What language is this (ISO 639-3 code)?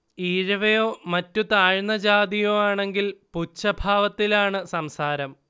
mal